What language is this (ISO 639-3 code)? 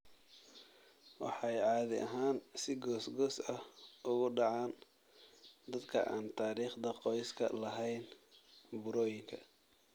som